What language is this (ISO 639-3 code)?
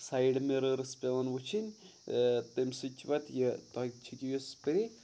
kas